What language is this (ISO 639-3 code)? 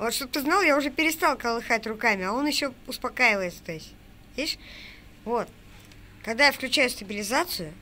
rus